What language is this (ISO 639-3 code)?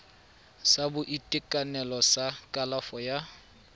tsn